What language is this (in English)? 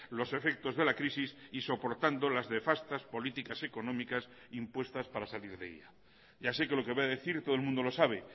Spanish